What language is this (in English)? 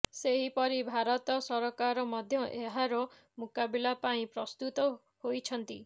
Odia